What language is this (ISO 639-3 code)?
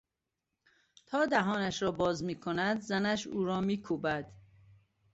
fas